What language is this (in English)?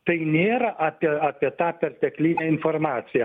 Lithuanian